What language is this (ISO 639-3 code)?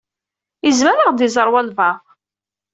kab